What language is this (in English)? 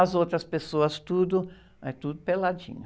Portuguese